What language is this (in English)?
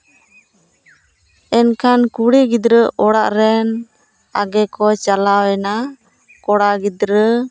Santali